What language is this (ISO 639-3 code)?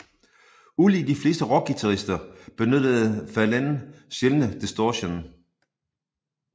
dan